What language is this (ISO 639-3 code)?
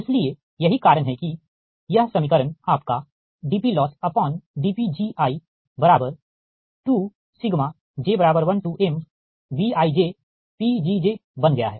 hin